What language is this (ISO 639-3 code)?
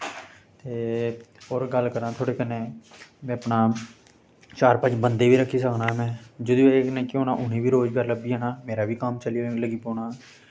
doi